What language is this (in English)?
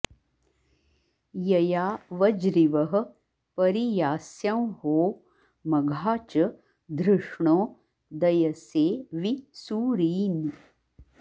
Sanskrit